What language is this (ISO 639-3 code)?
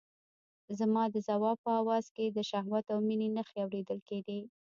pus